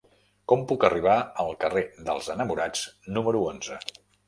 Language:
Catalan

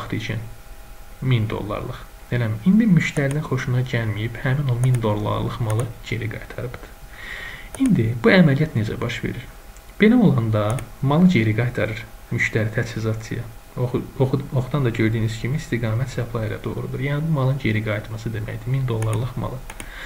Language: Turkish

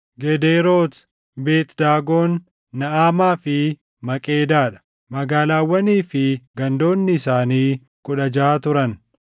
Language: Oromo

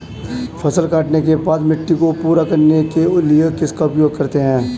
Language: Hindi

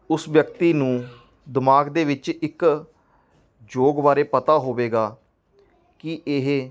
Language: Punjabi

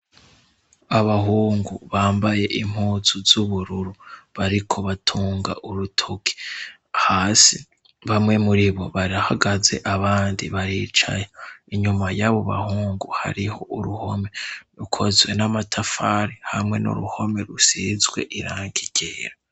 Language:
Rundi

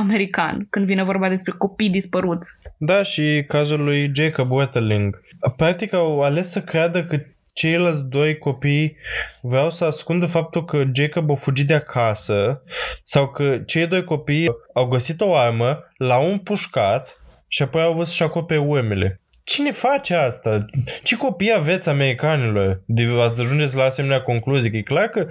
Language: Romanian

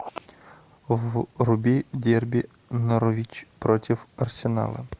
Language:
Russian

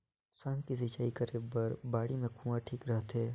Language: Chhattisgarhi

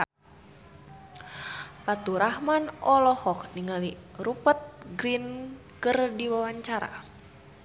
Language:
Sundanese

